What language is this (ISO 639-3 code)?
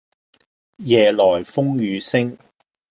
yue